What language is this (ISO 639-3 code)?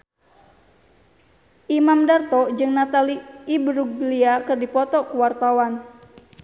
sun